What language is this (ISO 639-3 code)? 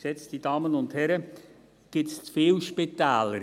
gsw